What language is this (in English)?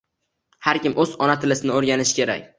Uzbek